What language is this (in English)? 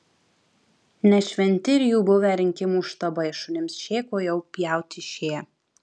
Lithuanian